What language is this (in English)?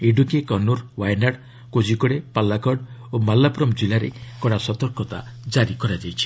Odia